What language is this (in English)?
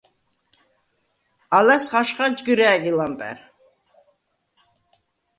Svan